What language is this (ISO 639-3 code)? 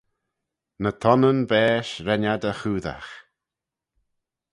glv